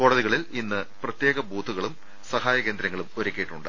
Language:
Malayalam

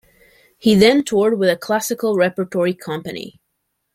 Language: English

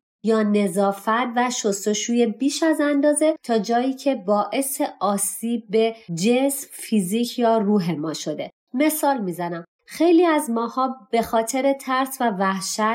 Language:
Persian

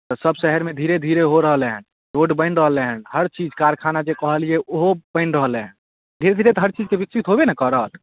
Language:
Maithili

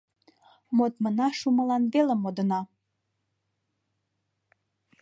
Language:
Mari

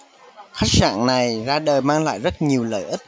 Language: Vietnamese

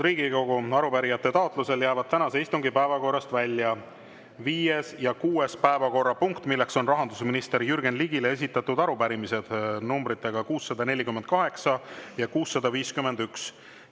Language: Estonian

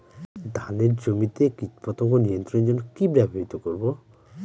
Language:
Bangla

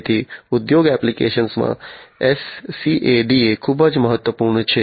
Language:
Gujarati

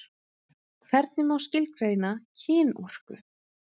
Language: Icelandic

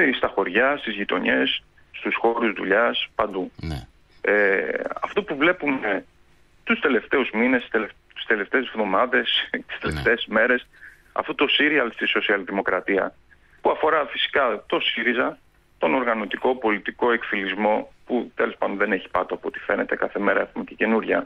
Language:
Greek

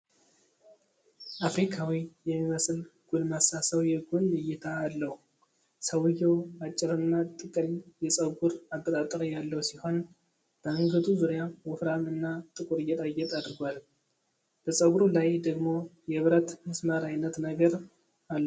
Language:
Amharic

